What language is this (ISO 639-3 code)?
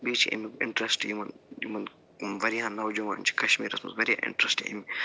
kas